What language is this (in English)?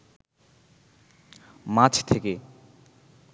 Bangla